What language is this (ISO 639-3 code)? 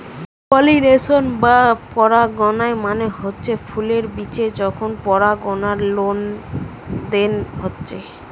ben